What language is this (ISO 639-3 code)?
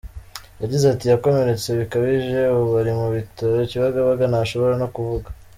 kin